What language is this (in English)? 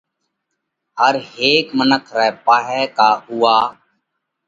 Parkari Koli